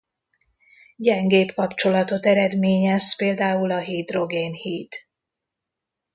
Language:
Hungarian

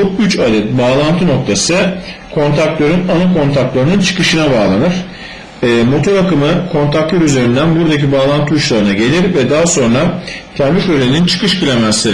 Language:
Turkish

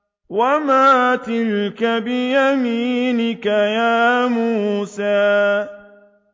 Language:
Arabic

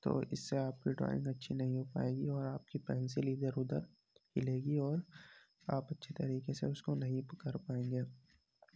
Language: Urdu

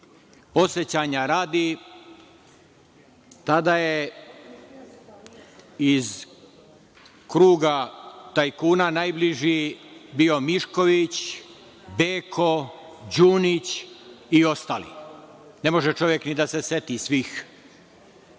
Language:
Serbian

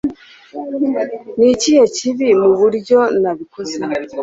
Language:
Kinyarwanda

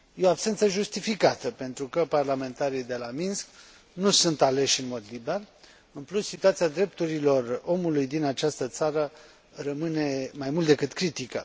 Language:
Romanian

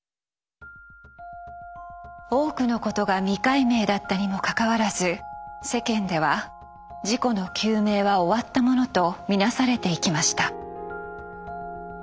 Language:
Japanese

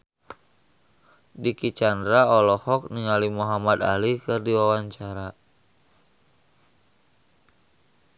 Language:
Sundanese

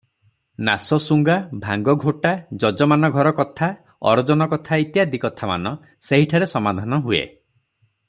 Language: Odia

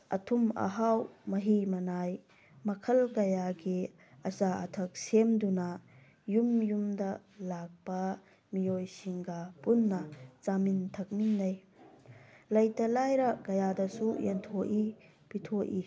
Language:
Manipuri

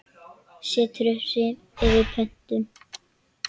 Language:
Icelandic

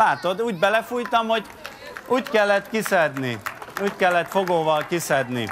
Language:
Hungarian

